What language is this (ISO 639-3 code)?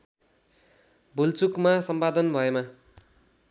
nep